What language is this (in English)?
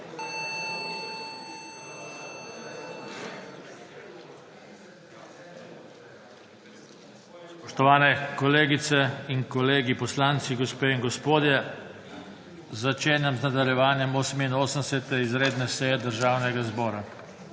Slovenian